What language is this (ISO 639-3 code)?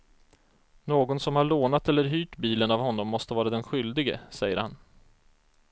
swe